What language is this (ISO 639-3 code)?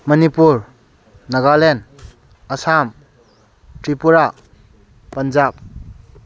mni